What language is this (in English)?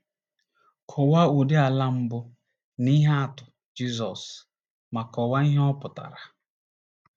Igbo